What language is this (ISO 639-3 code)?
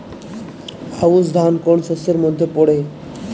ben